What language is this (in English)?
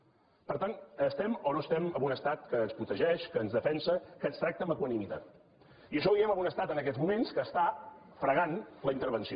Catalan